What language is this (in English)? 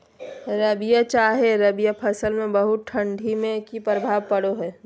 Magahi